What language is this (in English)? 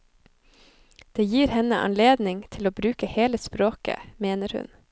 Norwegian